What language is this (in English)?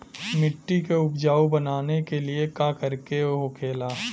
Bhojpuri